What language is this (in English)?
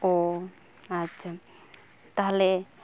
Santali